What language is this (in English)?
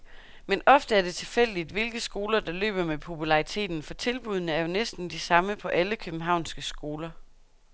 Danish